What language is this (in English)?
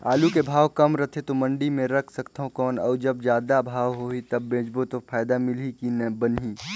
Chhattisgarhi